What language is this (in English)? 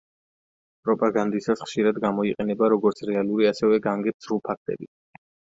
Georgian